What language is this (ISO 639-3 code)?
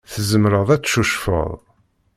kab